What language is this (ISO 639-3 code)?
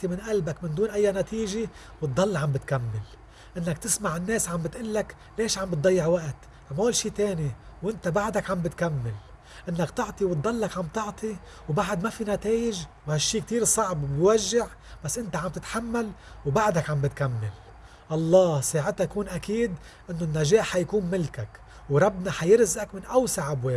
ara